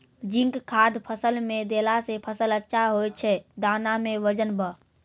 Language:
Maithili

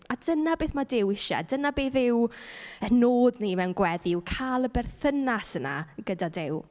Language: Welsh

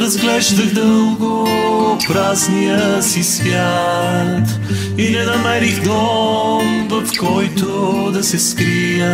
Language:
Bulgarian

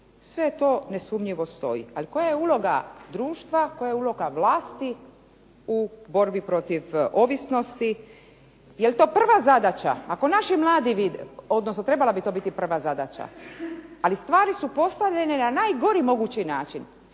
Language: Croatian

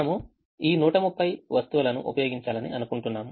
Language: Telugu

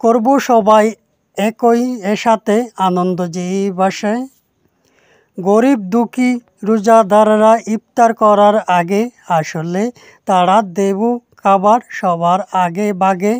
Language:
Turkish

